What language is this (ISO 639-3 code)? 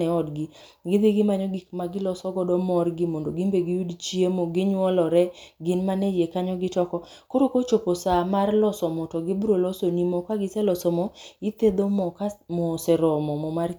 luo